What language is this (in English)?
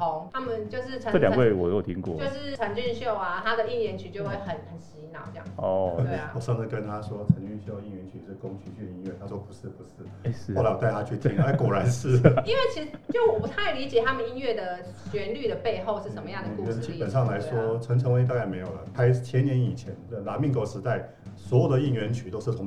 Chinese